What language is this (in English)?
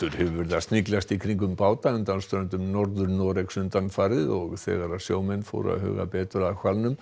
Icelandic